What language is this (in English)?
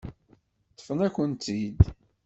Kabyle